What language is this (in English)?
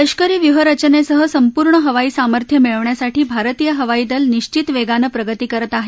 Marathi